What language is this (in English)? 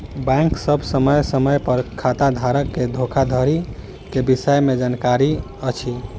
Maithili